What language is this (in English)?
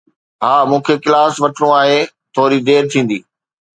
Sindhi